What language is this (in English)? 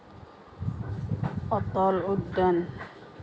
Assamese